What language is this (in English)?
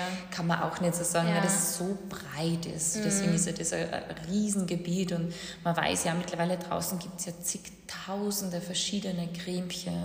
German